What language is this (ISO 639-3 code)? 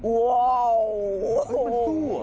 tha